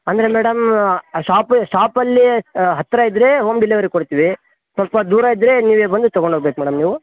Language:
Kannada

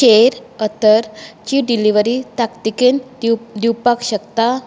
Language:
Konkani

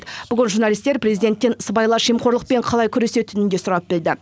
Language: Kazakh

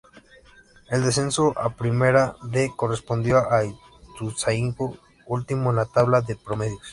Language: Spanish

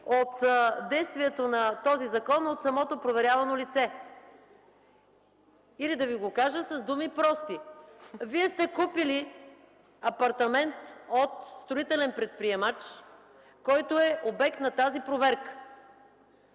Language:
Bulgarian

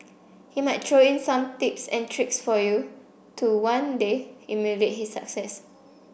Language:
English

